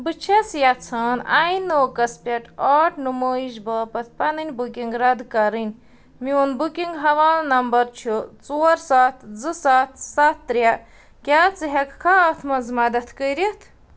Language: Kashmiri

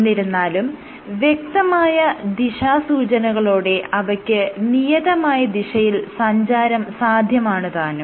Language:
Malayalam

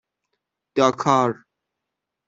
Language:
Persian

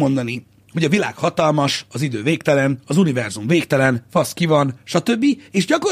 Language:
Hungarian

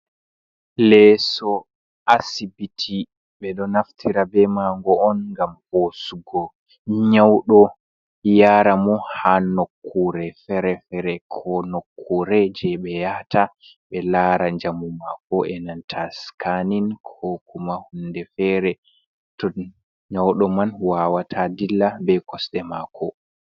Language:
Fula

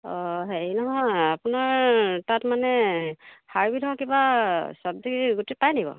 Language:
Assamese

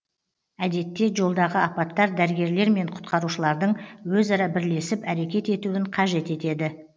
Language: Kazakh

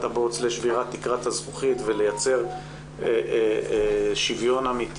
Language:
Hebrew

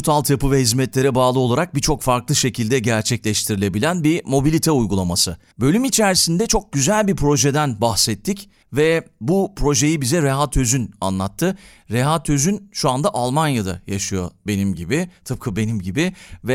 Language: Turkish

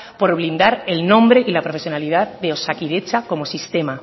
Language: Spanish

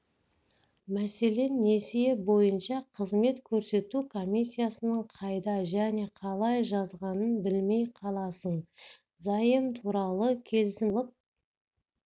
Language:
Kazakh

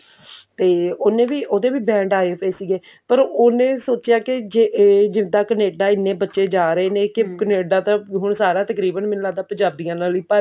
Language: Punjabi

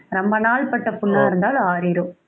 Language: Tamil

